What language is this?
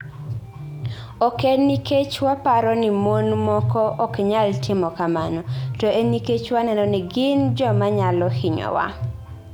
Luo (Kenya and Tanzania)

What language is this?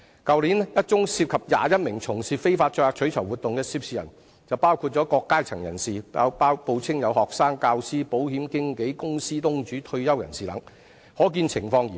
Cantonese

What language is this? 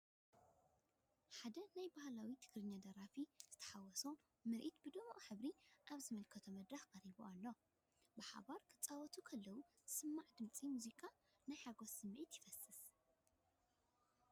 Tigrinya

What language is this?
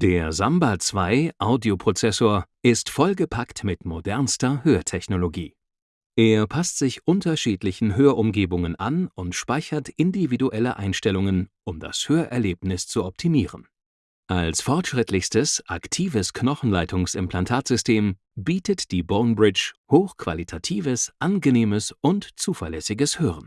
German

